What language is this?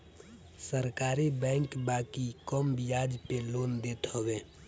Bhojpuri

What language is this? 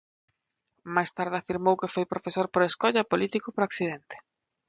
Galician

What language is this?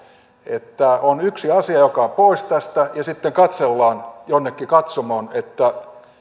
Finnish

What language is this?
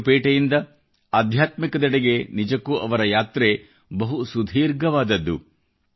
Kannada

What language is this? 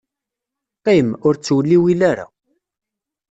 Kabyle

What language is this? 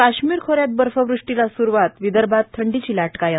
Marathi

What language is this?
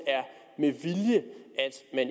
Danish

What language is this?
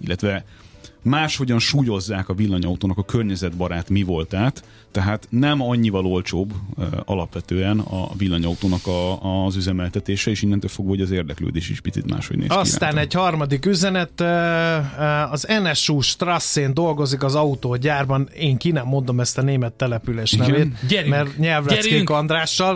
Hungarian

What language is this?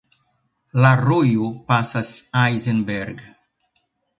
Esperanto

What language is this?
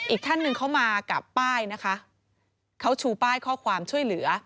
Thai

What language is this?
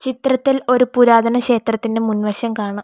Malayalam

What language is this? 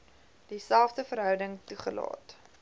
Afrikaans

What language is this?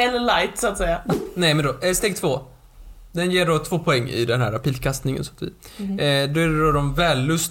Swedish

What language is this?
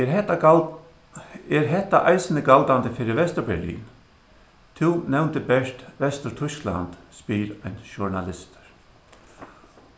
Faroese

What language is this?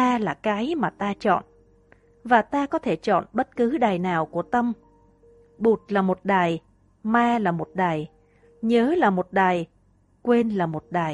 Vietnamese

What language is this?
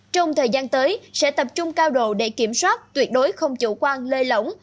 Vietnamese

